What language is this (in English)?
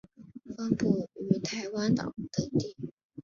Chinese